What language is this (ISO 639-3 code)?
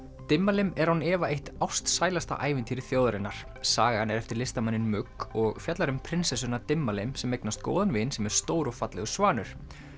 isl